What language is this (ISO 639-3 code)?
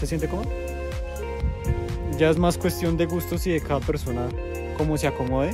spa